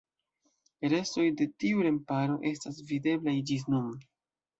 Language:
Esperanto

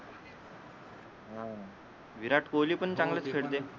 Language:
Marathi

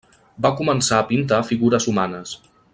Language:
Catalan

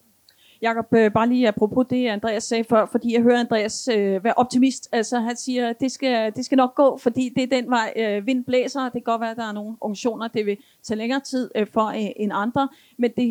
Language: Danish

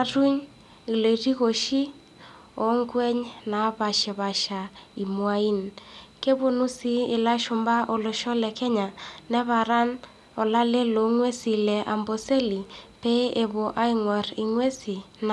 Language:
Masai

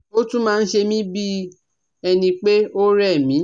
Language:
Yoruba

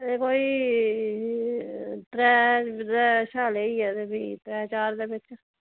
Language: Dogri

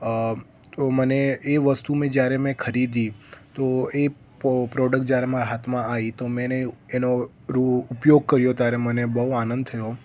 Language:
Gujarati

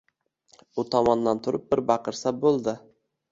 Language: Uzbek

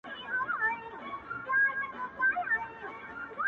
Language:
Pashto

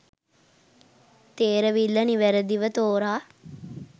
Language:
Sinhala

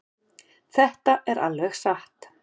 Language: Icelandic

